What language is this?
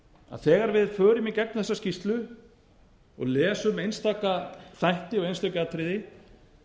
Icelandic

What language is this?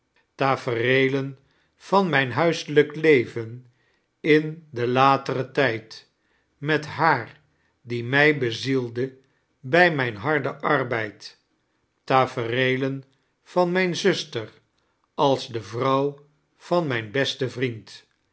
Dutch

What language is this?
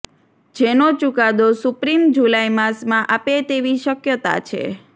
Gujarati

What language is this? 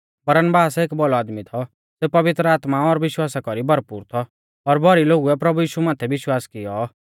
Mahasu Pahari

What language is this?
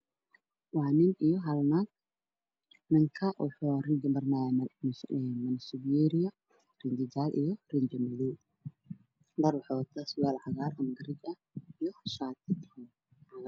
Somali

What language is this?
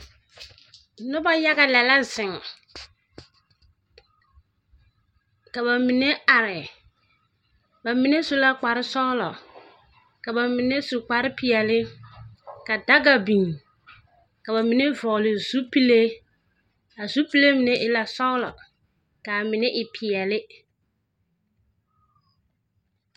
Southern Dagaare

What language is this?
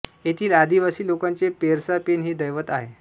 Marathi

